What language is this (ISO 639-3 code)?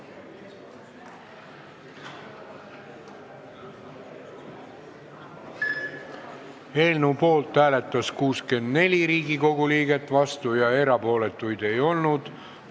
est